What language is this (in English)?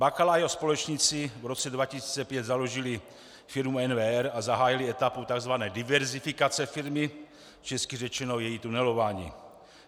Czech